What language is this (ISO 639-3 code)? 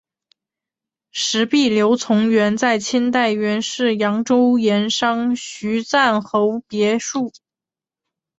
zho